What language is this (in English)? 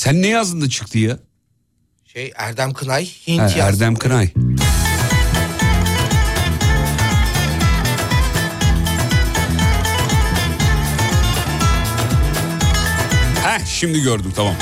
Turkish